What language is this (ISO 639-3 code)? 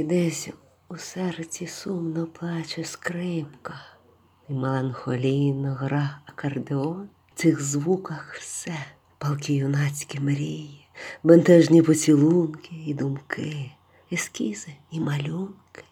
ukr